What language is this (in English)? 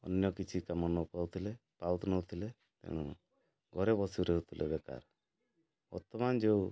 Odia